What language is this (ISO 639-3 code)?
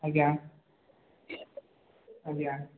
ori